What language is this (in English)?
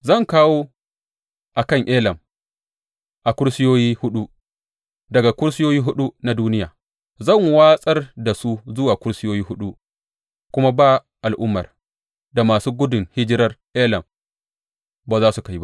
Hausa